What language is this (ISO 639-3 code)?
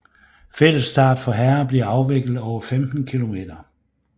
dan